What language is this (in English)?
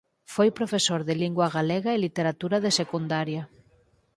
Galician